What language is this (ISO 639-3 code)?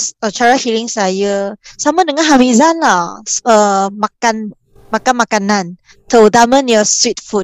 msa